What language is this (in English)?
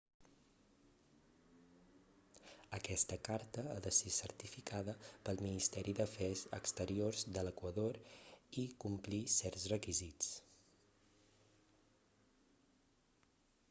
Catalan